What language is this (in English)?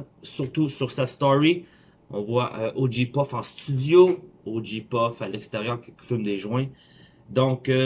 French